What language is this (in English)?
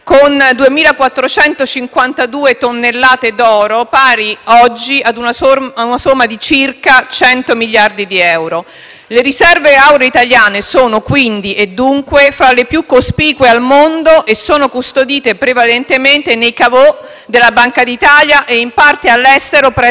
Italian